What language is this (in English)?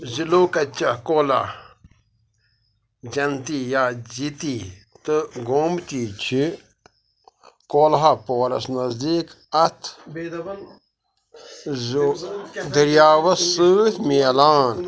Kashmiri